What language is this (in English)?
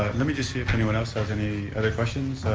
English